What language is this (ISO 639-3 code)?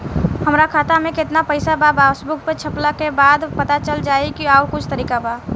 bho